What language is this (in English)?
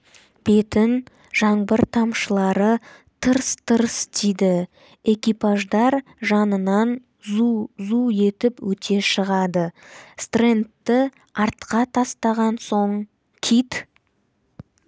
Kazakh